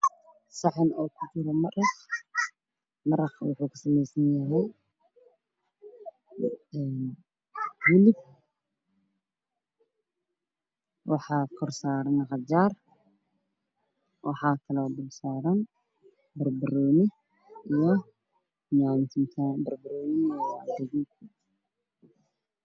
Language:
Somali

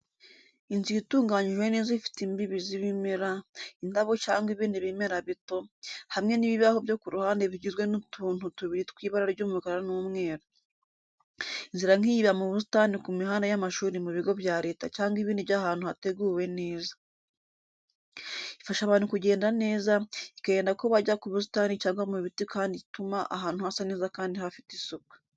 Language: Kinyarwanda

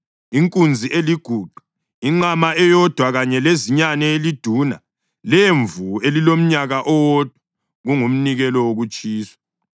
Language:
North Ndebele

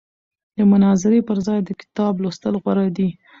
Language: Pashto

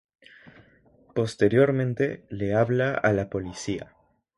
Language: Spanish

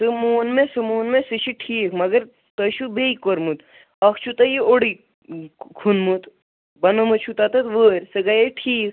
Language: Kashmiri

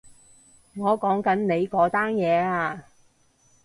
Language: Cantonese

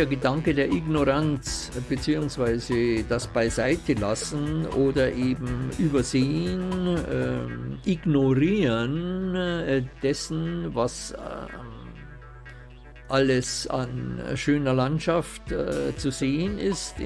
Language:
German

